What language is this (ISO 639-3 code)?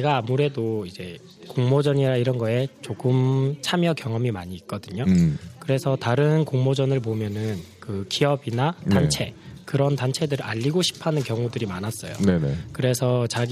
kor